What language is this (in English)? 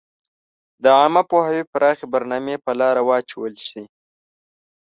Pashto